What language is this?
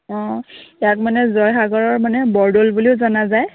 Assamese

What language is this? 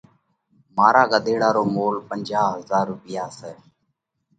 Parkari Koli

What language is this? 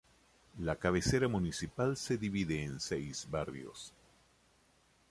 Spanish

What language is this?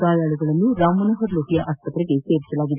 Kannada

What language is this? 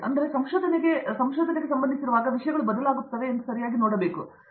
Kannada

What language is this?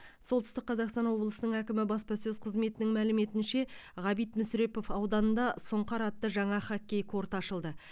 Kazakh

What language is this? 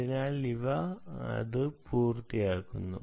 Malayalam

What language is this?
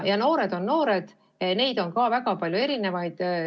Estonian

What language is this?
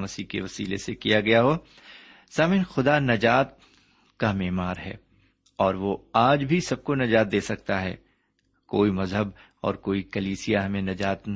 Urdu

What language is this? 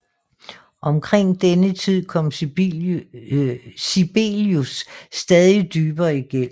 Danish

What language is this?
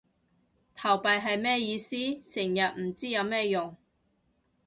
Cantonese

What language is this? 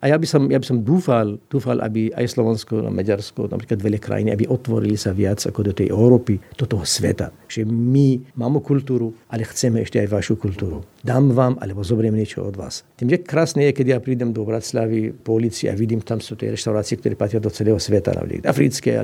Slovak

